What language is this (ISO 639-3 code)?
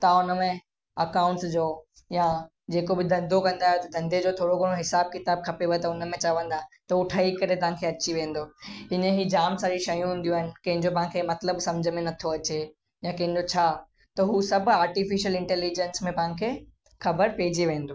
snd